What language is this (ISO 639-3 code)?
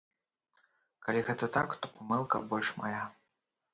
bel